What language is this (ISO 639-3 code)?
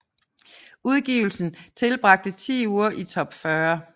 dan